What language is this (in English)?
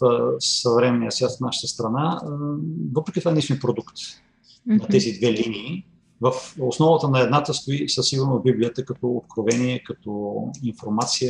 Bulgarian